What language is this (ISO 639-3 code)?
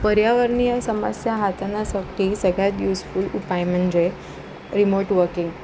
mar